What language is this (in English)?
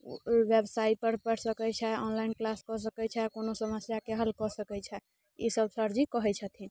Maithili